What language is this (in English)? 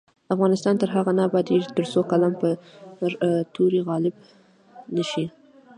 Pashto